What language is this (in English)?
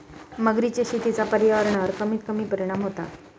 Marathi